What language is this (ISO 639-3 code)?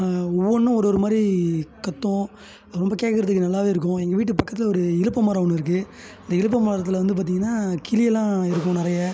tam